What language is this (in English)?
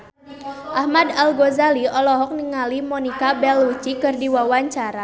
Sundanese